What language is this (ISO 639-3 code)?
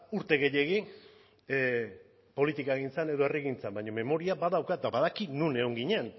eus